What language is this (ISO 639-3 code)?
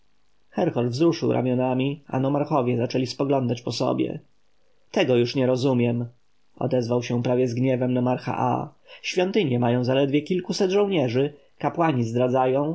pol